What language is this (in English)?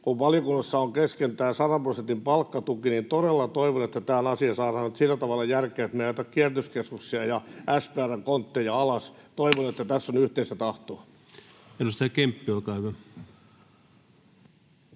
Finnish